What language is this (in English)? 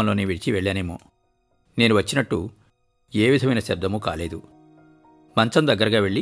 Telugu